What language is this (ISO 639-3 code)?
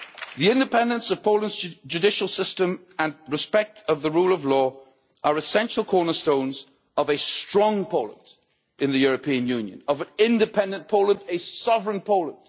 eng